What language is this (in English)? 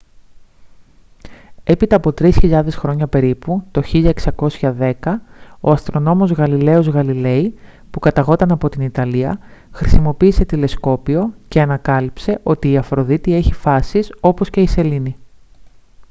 Greek